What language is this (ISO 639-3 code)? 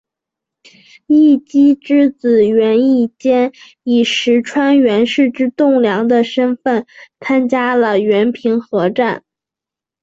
zho